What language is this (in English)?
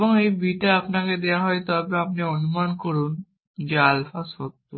Bangla